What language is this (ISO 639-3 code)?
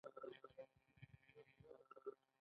pus